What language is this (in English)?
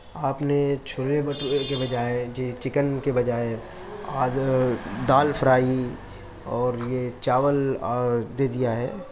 Urdu